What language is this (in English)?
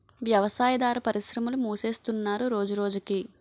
Telugu